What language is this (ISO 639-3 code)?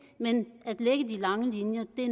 dan